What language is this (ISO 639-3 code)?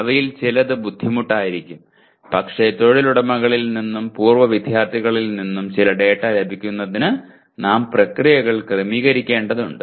mal